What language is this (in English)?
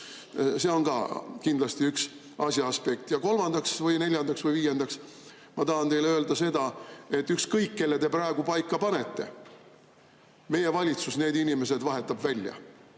Estonian